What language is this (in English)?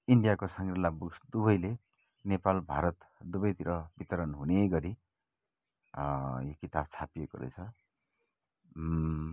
Nepali